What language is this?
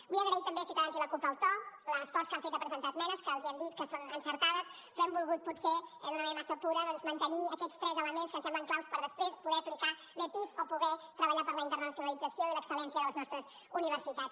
Catalan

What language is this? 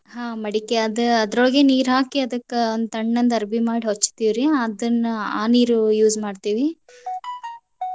Kannada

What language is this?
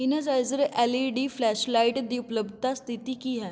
Punjabi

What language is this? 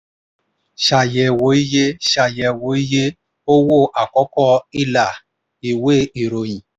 Yoruba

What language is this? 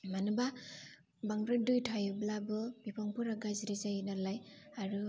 Bodo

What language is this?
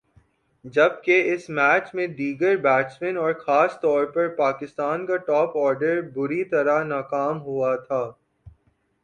Urdu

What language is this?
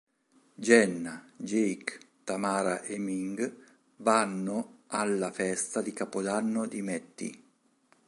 Italian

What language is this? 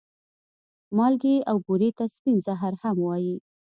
Pashto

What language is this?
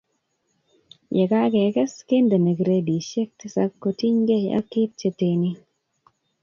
Kalenjin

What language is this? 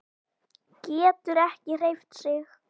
Icelandic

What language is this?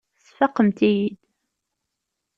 Kabyle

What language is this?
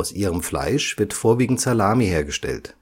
German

